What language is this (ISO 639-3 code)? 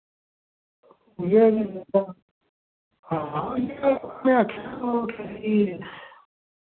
doi